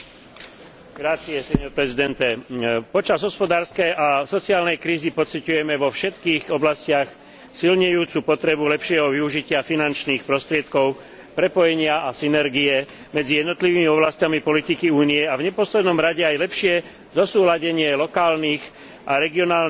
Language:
Slovak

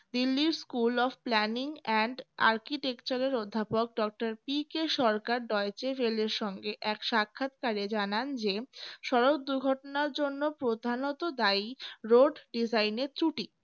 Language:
Bangla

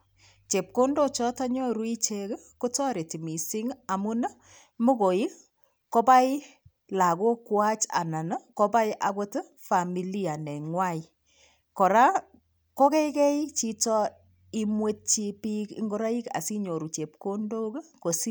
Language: Kalenjin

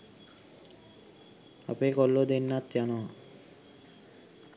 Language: Sinhala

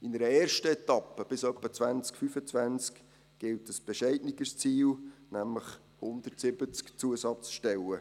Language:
Swiss German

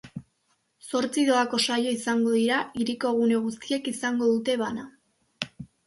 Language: Basque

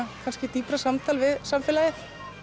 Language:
Icelandic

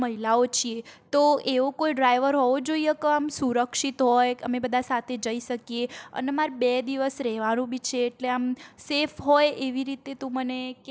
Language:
Gujarati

